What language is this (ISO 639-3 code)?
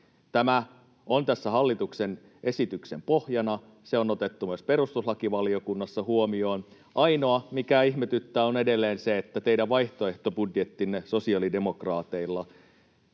fin